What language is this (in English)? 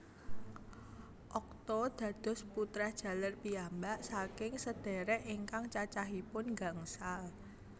Javanese